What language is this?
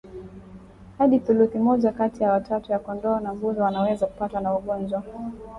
Swahili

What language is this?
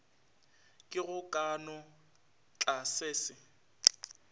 Northern Sotho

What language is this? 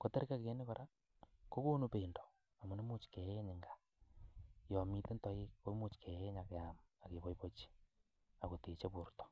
Kalenjin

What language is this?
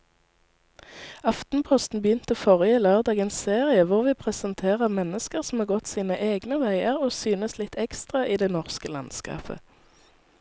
Norwegian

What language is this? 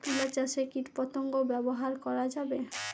Bangla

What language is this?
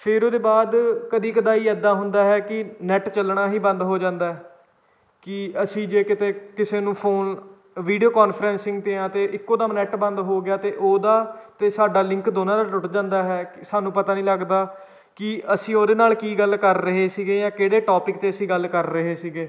Punjabi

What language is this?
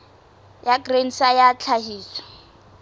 Southern Sotho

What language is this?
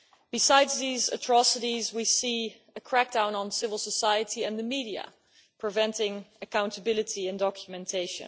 English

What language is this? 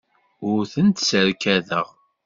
Kabyle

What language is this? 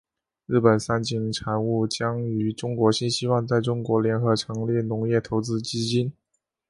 Chinese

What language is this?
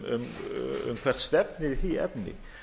Icelandic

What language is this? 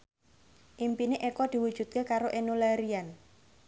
Javanese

